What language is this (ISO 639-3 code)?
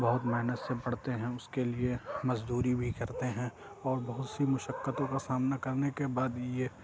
urd